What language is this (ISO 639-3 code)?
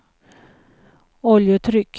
swe